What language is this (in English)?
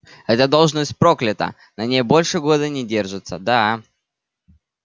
Russian